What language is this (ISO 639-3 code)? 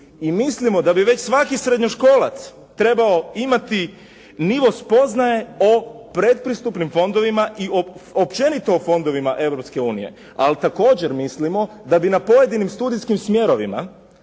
hrv